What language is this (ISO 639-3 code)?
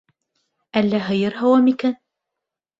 bak